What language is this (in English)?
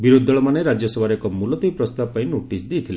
Odia